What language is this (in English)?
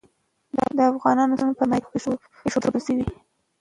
Pashto